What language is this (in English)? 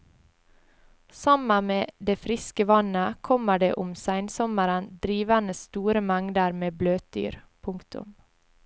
Norwegian